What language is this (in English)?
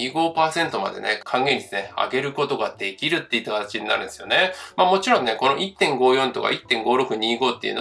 Japanese